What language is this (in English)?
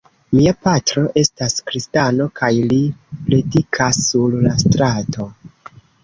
Esperanto